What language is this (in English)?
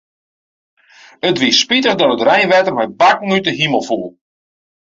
Western Frisian